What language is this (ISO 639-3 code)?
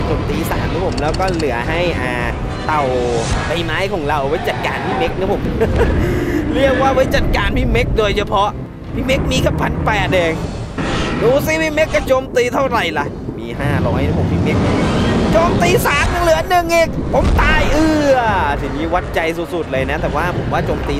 tha